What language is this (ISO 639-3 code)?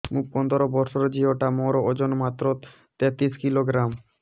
ori